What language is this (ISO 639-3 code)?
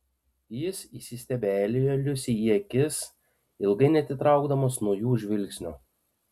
lit